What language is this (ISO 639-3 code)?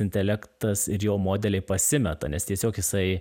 lit